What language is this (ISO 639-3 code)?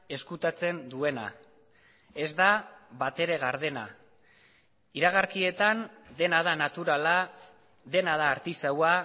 eus